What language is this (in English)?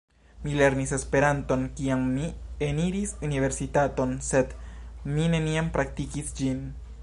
Esperanto